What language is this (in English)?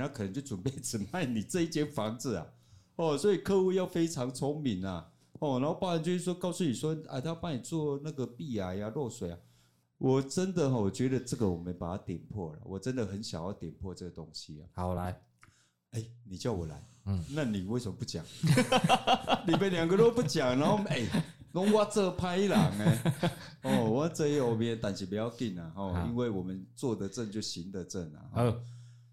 Chinese